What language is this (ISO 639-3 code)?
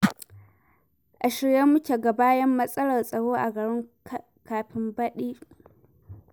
hau